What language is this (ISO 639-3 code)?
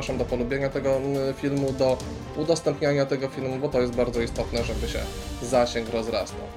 pol